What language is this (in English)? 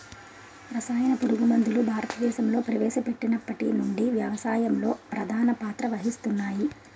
Telugu